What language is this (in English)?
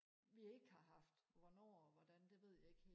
Danish